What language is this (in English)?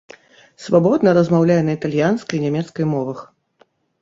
Belarusian